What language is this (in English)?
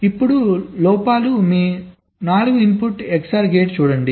Telugu